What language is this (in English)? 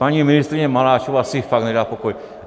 Czech